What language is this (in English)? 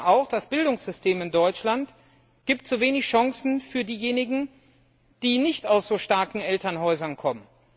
German